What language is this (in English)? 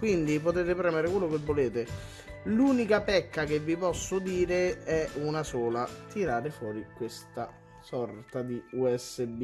Italian